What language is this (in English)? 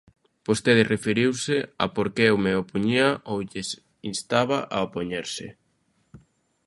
Galician